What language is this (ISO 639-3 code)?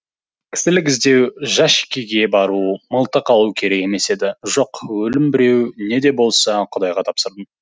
kaz